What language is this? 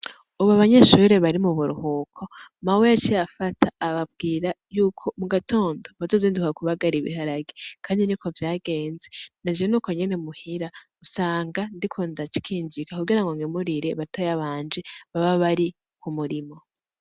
Rundi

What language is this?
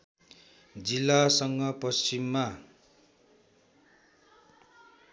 Nepali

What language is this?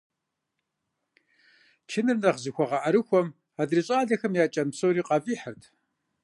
Kabardian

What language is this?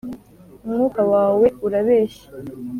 Kinyarwanda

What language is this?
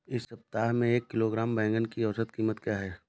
Hindi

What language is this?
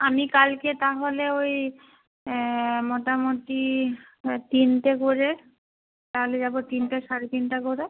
Bangla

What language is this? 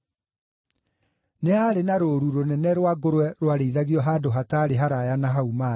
Kikuyu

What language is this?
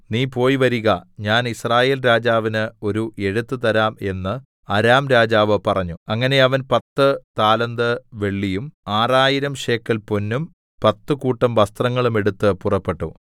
Malayalam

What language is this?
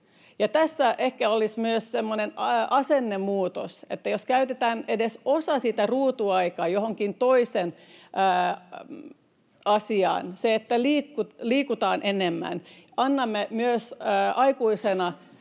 Finnish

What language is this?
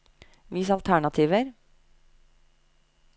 Norwegian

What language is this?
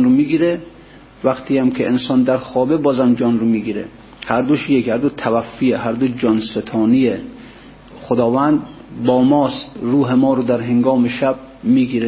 Persian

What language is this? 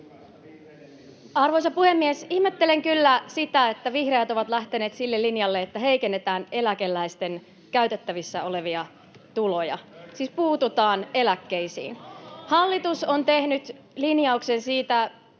Finnish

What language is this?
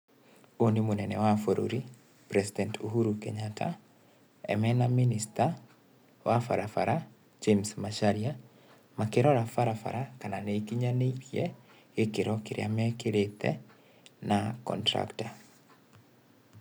Kikuyu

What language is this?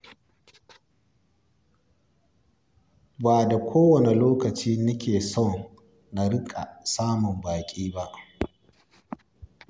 Hausa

